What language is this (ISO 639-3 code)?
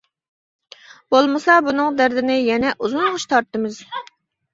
uig